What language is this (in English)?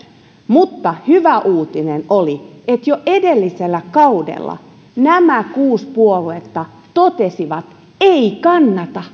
Finnish